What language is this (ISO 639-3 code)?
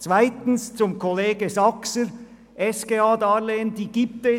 gsw